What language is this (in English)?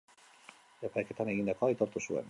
Basque